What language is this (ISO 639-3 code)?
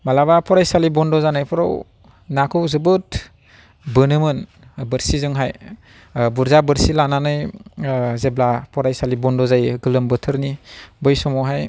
brx